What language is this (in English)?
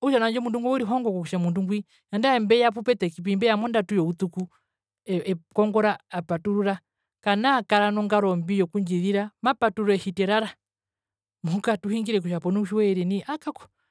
Herero